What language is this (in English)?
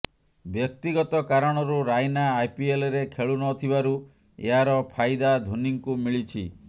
Odia